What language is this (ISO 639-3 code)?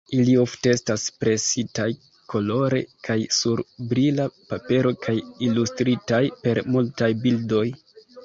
epo